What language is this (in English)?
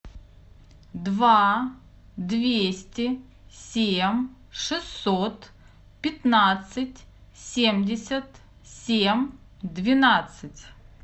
Russian